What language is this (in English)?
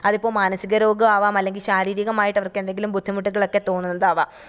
Malayalam